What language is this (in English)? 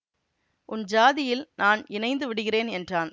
Tamil